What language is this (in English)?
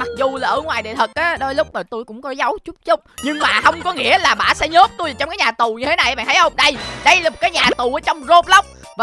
Vietnamese